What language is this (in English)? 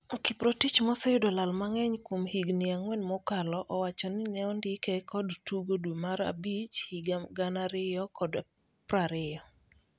Luo (Kenya and Tanzania)